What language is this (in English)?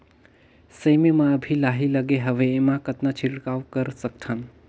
Chhattisgarhi